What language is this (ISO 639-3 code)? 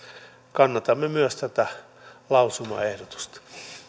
fin